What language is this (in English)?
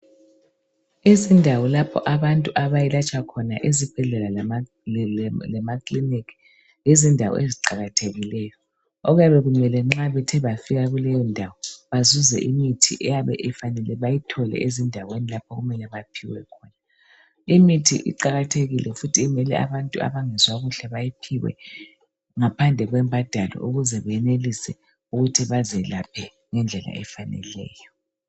North Ndebele